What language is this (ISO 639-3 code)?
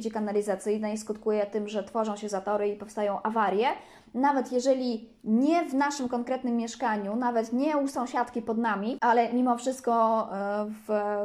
pol